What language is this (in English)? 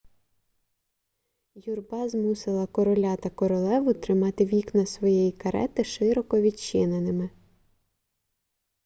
Ukrainian